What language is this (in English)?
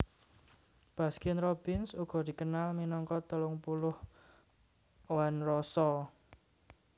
Javanese